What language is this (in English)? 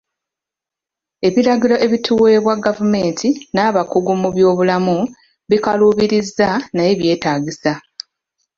Ganda